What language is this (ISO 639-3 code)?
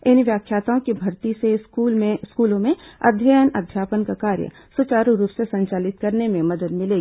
hin